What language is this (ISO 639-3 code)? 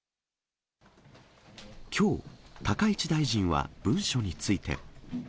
jpn